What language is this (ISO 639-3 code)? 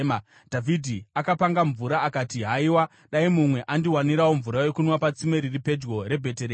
sna